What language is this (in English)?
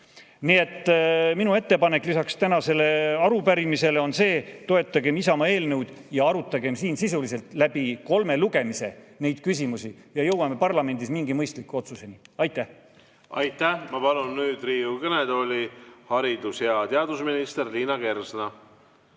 Estonian